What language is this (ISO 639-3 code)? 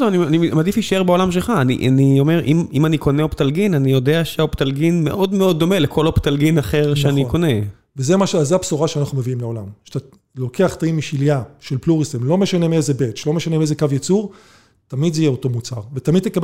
heb